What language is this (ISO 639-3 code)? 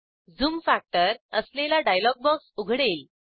mar